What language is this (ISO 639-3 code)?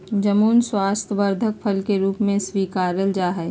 mag